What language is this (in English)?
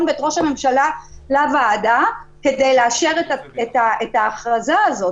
Hebrew